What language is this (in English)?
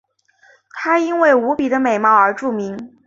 Chinese